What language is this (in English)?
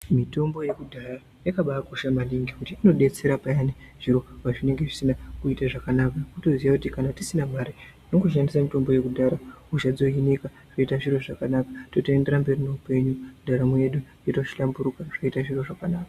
Ndau